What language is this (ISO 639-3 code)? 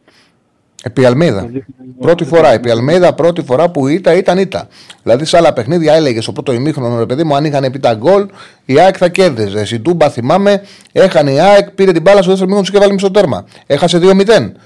ell